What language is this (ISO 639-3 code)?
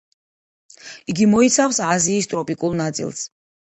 kat